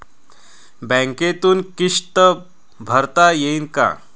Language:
Marathi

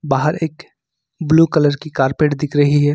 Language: Hindi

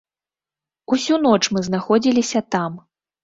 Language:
Belarusian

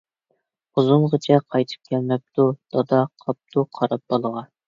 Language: Uyghur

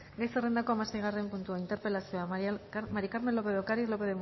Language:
Basque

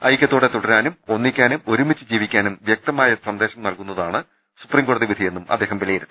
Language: Malayalam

